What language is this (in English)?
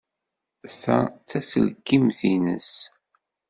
Kabyle